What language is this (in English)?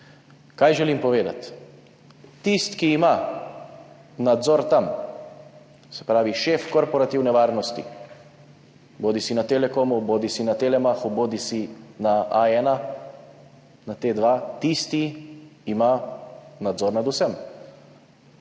Slovenian